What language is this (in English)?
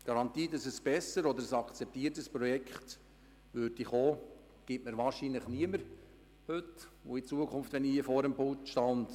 Swiss German